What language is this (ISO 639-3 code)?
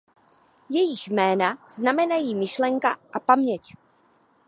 ces